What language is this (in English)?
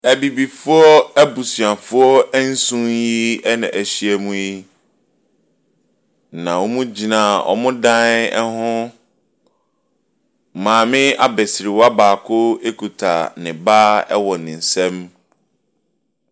Akan